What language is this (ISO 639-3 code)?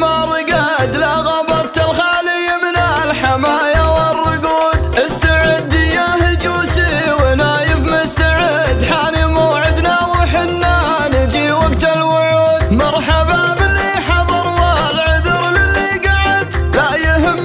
ara